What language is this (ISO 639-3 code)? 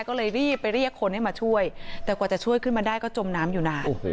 tha